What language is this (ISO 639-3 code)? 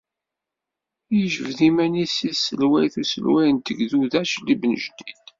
kab